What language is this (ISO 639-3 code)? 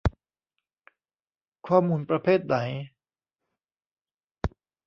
tha